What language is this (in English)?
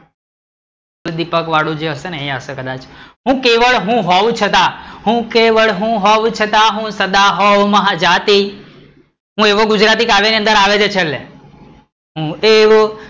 Gujarati